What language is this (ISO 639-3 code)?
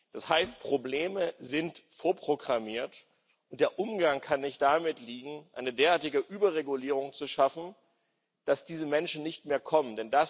deu